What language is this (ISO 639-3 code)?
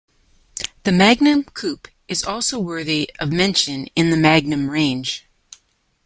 eng